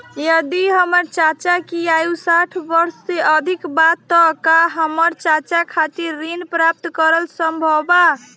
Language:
Bhojpuri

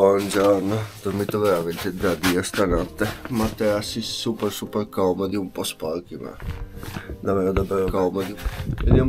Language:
Italian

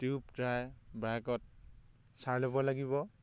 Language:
Assamese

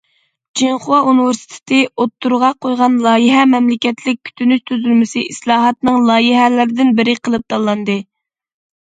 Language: Uyghur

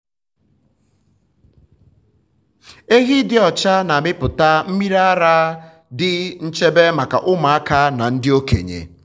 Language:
Igbo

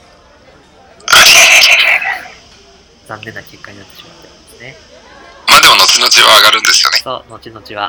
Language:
Japanese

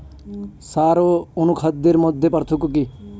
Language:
Bangla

